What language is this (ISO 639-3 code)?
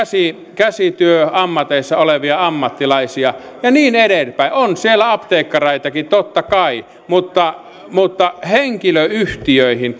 fin